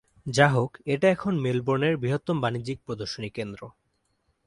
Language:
Bangla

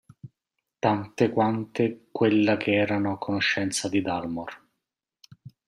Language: Italian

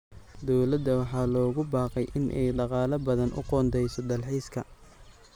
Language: Somali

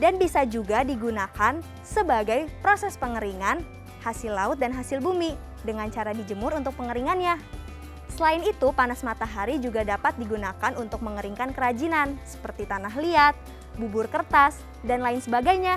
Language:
Indonesian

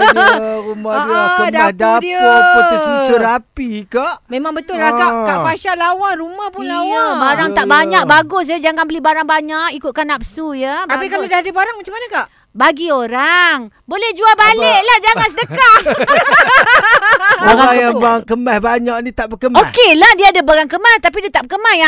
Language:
Malay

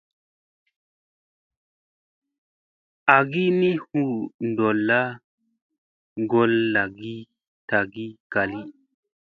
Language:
Musey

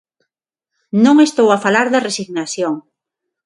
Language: Galician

